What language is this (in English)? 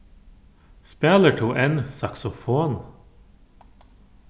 Faroese